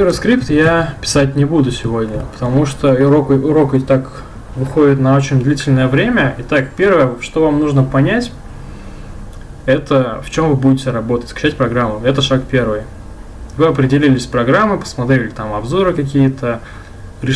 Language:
Russian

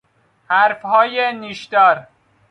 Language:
Persian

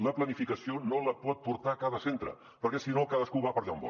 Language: Catalan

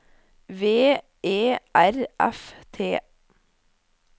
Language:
Norwegian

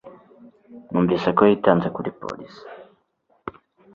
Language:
Kinyarwanda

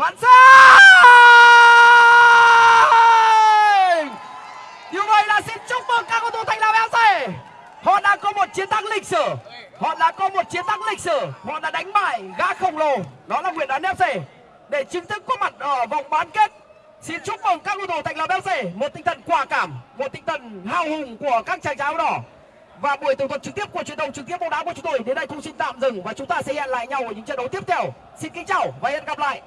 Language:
Vietnamese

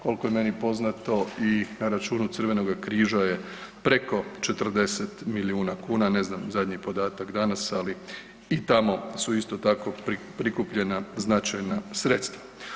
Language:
Croatian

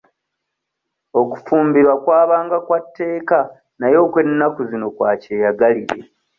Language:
Ganda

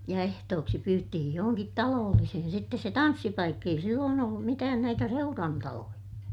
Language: Finnish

